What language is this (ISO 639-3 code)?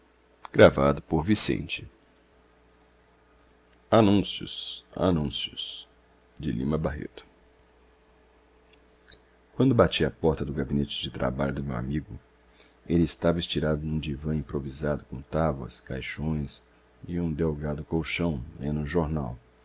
por